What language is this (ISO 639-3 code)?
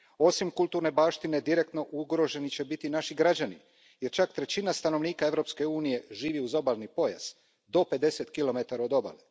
hrv